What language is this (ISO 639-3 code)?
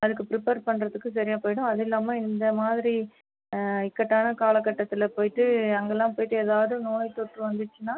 tam